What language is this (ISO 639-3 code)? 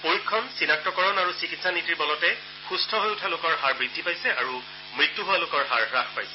asm